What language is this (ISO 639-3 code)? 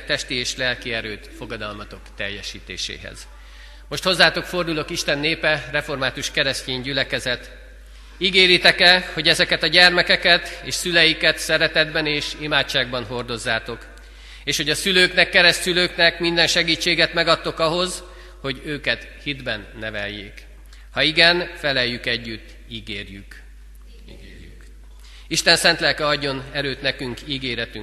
hun